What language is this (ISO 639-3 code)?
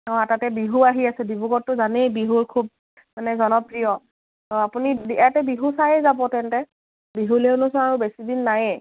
asm